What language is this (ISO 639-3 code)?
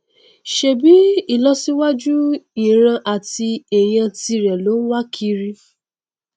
yor